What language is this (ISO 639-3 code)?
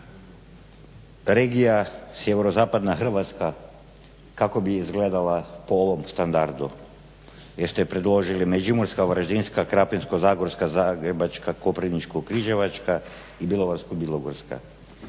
hrv